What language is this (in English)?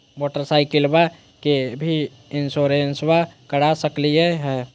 Magahi